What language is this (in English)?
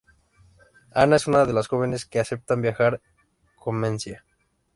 Spanish